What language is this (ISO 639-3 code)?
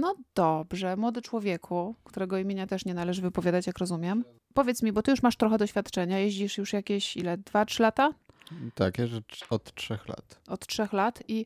pol